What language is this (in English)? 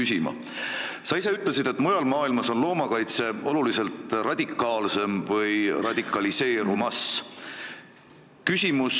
Estonian